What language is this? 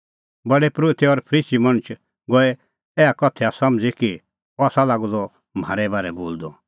Kullu Pahari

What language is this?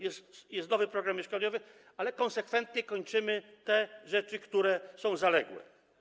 Polish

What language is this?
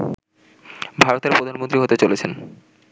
Bangla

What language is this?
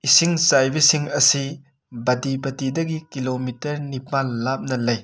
Manipuri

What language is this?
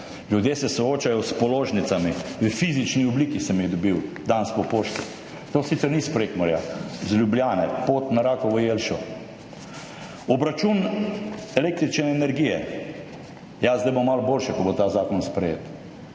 Slovenian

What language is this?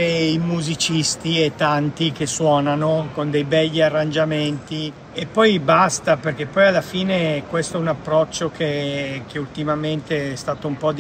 Italian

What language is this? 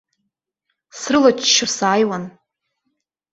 Abkhazian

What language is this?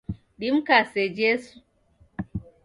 Taita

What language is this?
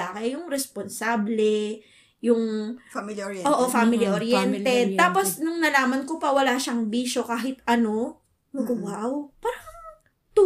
Filipino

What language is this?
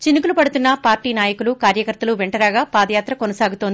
Telugu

